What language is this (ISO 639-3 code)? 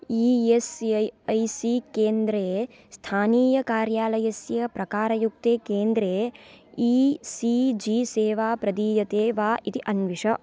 san